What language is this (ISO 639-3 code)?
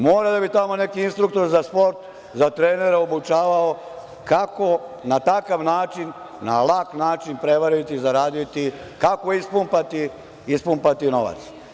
srp